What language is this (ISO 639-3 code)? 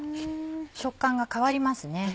jpn